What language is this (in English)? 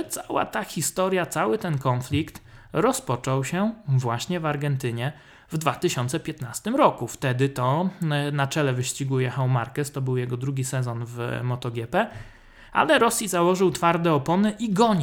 Polish